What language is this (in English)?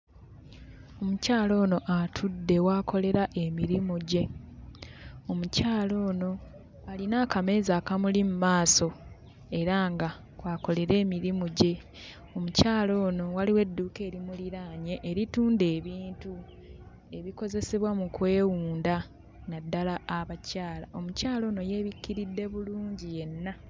Ganda